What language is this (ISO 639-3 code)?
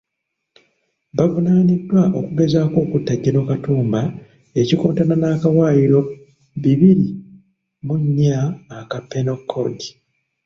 lug